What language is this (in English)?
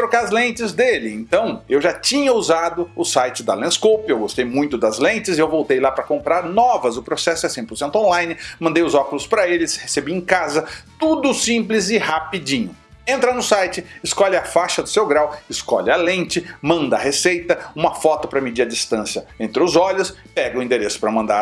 Portuguese